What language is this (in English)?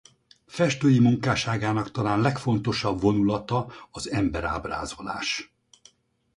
Hungarian